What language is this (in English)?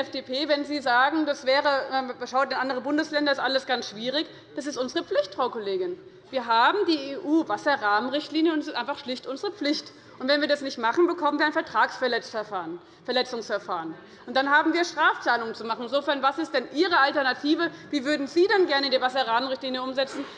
German